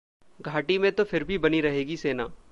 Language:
Hindi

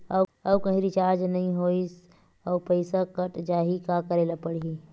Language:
Chhattisgarhi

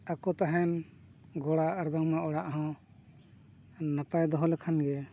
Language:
Santali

